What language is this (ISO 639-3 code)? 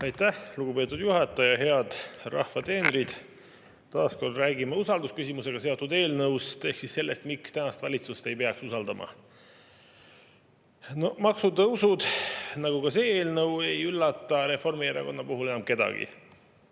est